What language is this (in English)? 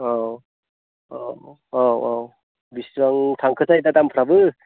Bodo